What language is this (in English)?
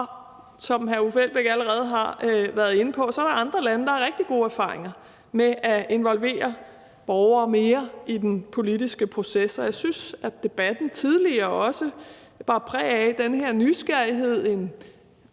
Danish